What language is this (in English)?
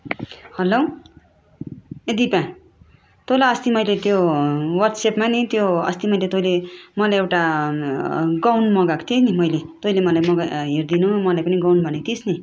Nepali